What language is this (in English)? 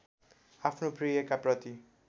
Nepali